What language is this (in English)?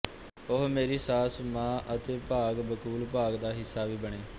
Punjabi